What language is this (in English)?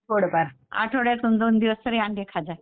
Marathi